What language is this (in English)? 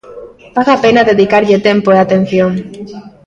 Galician